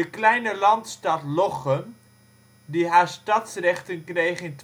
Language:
Dutch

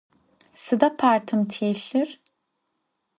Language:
Adyghe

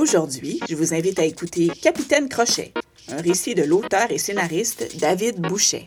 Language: French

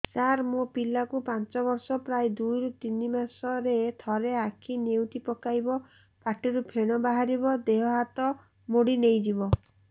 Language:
Odia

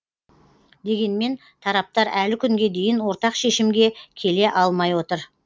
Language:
Kazakh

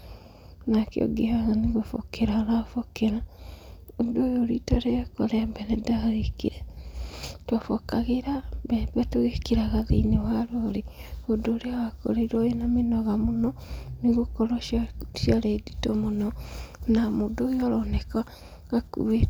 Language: Kikuyu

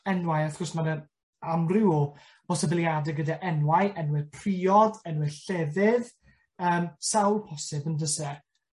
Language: Welsh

